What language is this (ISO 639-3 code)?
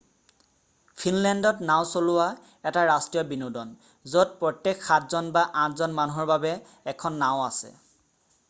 asm